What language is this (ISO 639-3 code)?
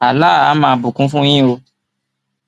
yor